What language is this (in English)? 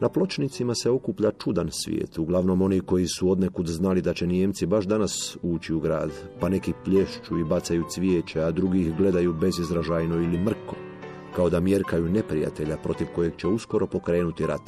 Croatian